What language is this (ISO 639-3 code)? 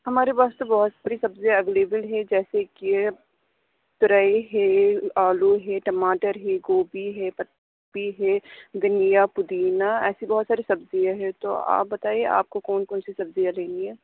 urd